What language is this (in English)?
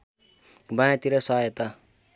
Nepali